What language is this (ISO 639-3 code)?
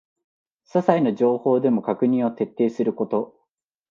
jpn